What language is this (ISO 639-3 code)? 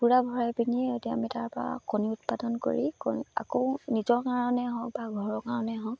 asm